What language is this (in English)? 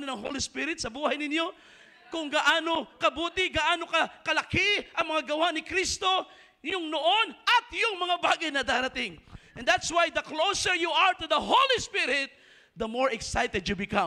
Filipino